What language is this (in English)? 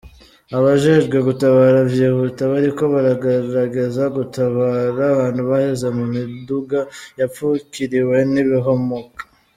Kinyarwanda